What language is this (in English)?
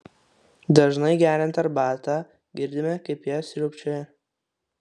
Lithuanian